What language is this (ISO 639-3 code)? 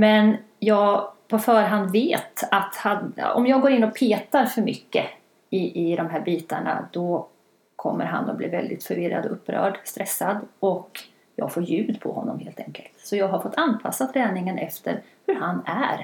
swe